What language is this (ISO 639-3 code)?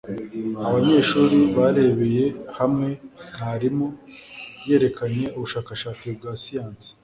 kin